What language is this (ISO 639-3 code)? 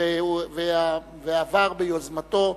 heb